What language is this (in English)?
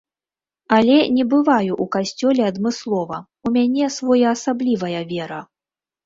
Belarusian